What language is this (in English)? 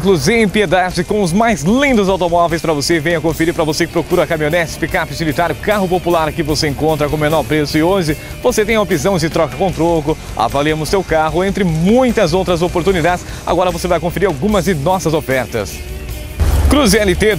Portuguese